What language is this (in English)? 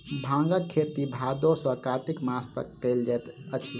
Maithili